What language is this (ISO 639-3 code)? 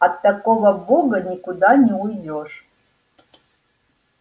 rus